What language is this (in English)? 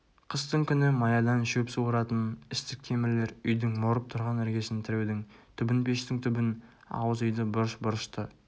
Kazakh